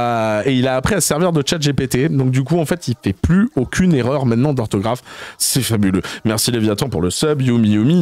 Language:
French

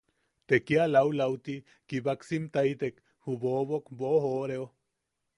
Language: Yaqui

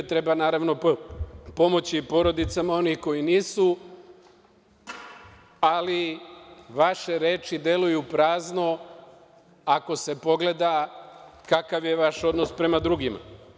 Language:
Serbian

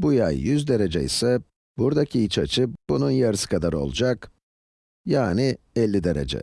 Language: Turkish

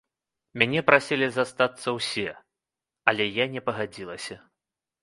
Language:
Belarusian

